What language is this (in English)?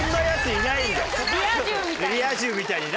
Japanese